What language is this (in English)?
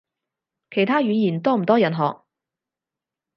Cantonese